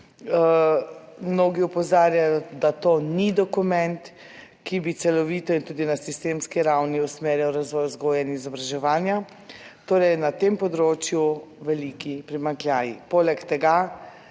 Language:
Slovenian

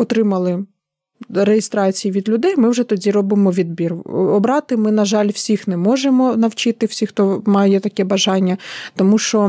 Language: Ukrainian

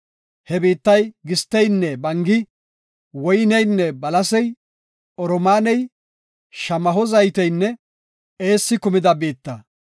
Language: Gofa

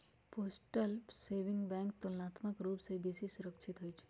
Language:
Magahi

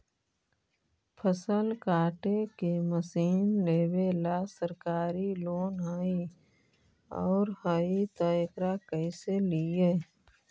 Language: Magahi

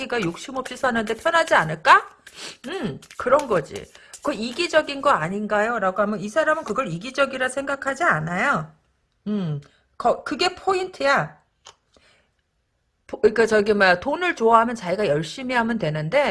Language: Korean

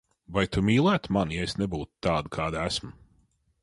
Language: Latvian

